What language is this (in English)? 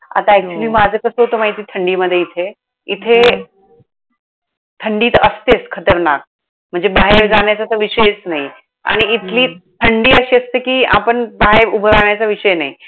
Marathi